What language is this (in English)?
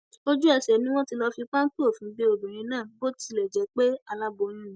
Yoruba